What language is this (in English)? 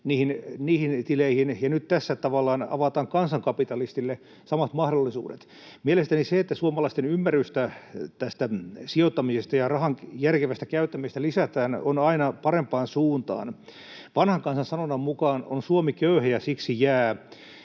Finnish